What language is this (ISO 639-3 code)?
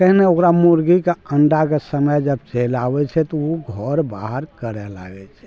mai